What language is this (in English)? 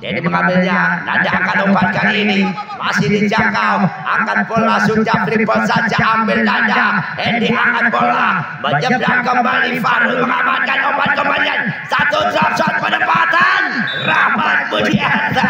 Indonesian